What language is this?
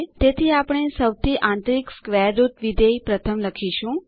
Gujarati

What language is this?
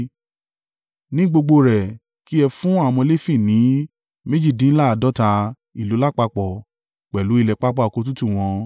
Yoruba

